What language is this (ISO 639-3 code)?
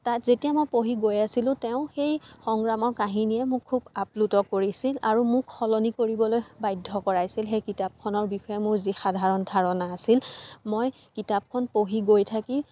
asm